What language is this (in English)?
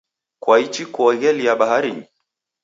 Taita